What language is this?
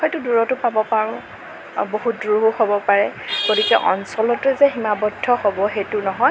Assamese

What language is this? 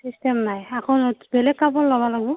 Assamese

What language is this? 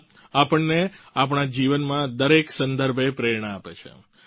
Gujarati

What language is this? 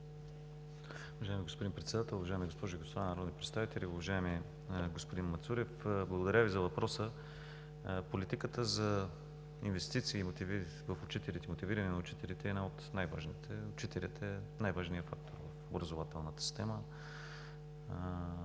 Bulgarian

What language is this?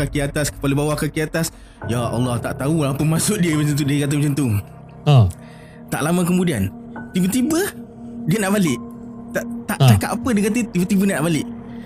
Malay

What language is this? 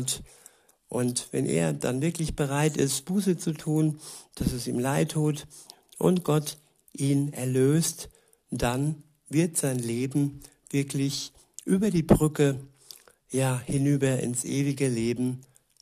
German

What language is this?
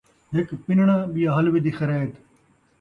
Saraiki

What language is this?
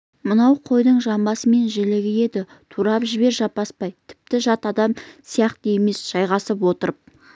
Kazakh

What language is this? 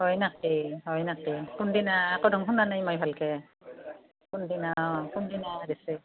Assamese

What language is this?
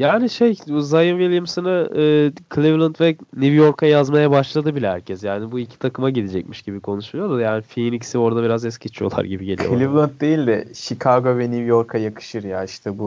Turkish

